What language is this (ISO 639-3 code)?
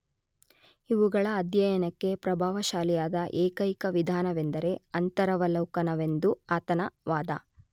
kan